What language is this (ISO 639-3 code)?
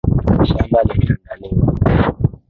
swa